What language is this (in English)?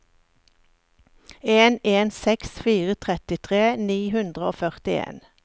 Norwegian